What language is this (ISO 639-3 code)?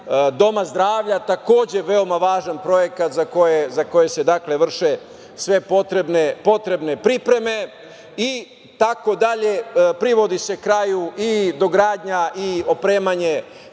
srp